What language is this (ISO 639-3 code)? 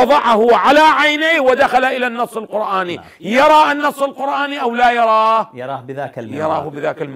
ara